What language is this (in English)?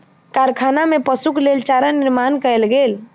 Maithili